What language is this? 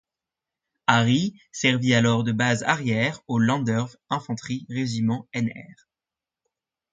French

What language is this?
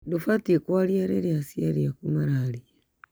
Kikuyu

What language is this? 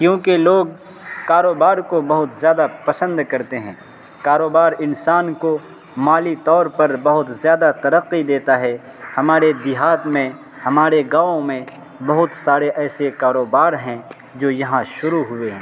Urdu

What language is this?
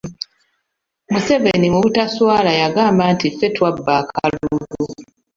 Ganda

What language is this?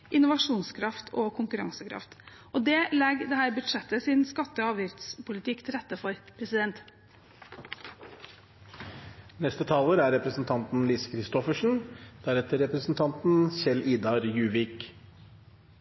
Norwegian Bokmål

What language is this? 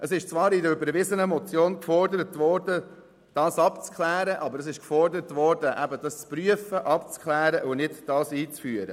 Swiss German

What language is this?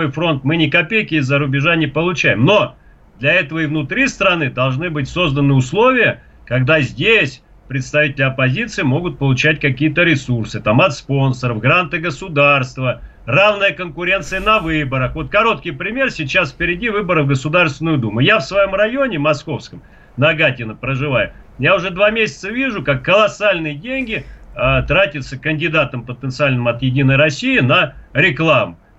Russian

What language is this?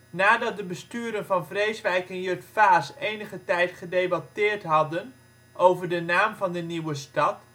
Dutch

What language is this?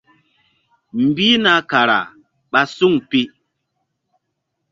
Mbum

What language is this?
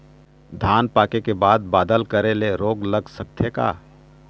Chhattisgarhi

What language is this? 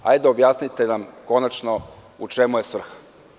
Serbian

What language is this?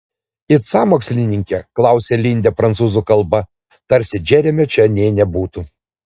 Lithuanian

